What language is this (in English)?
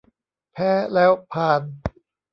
Thai